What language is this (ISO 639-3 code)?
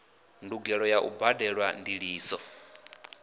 ven